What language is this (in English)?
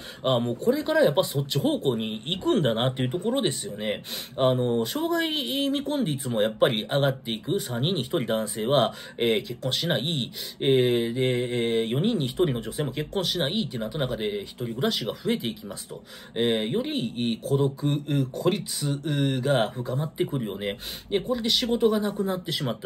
Japanese